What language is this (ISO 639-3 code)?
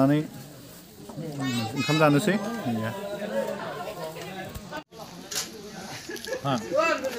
kor